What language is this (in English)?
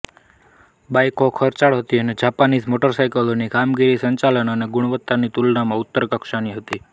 Gujarati